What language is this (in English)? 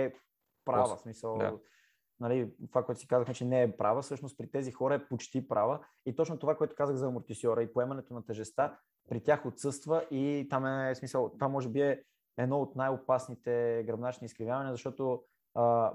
Bulgarian